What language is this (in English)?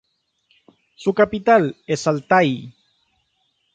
Spanish